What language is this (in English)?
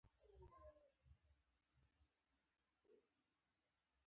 Pashto